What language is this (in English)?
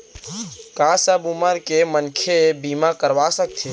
Chhattisgarhi